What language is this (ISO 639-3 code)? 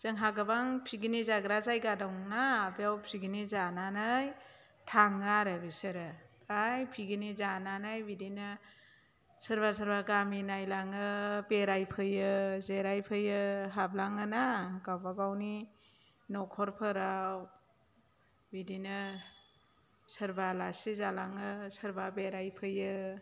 brx